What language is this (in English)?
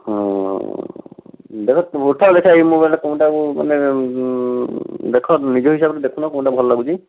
Odia